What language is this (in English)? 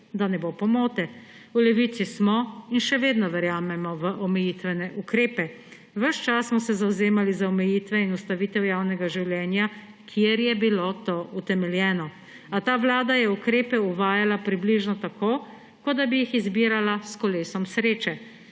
Slovenian